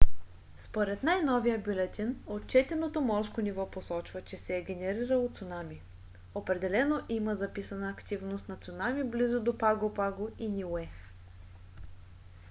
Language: Bulgarian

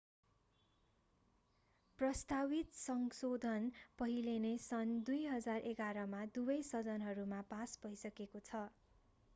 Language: Nepali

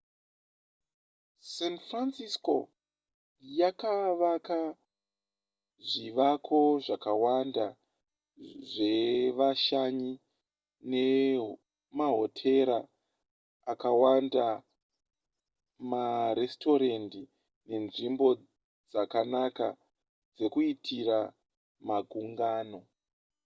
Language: Shona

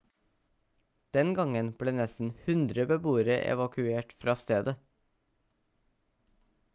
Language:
Norwegian Bokmål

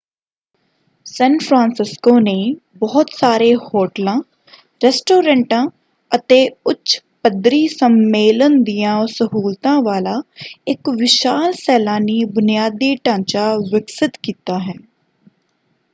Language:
Punjabi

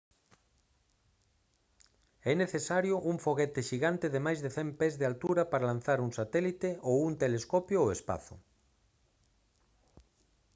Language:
Galician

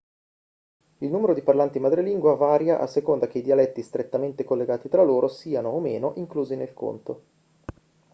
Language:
Italian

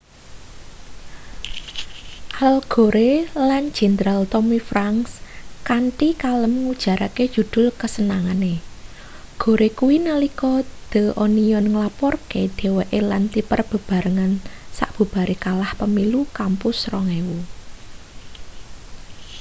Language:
Javanese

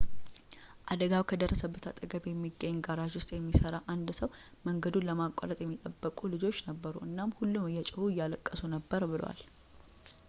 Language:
Amharic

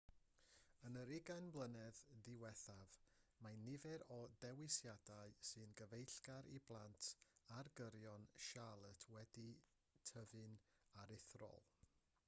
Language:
Welsh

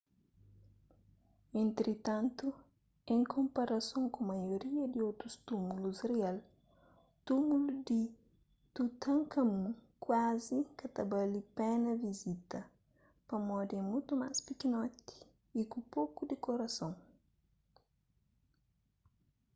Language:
Kabuverdianu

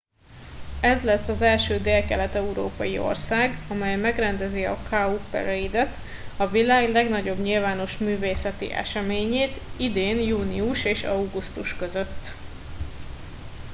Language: Hungarian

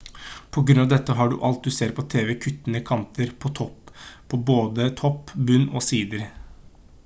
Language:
Norwegian Bokmål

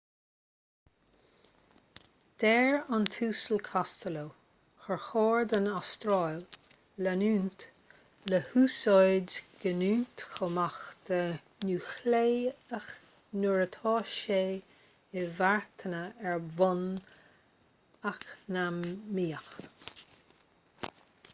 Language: Irish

